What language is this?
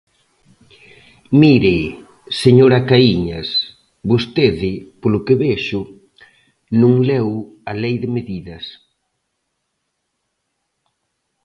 Galician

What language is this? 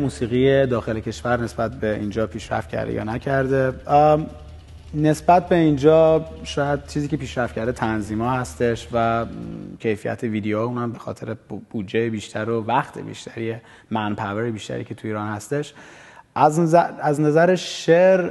Persian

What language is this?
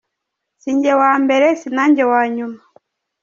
Kinyarwanda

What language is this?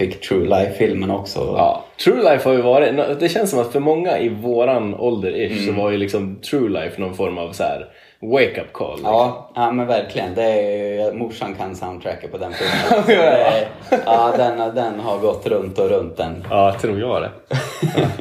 Swedish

